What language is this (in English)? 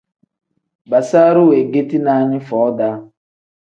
Tem